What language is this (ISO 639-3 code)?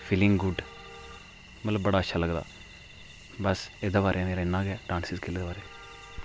doi